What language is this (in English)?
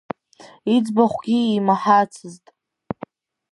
Abkhazian